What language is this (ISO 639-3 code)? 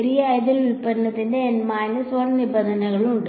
mal